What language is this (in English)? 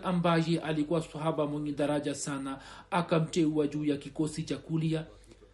Swahili